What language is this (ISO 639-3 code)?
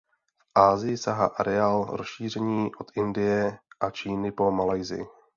ces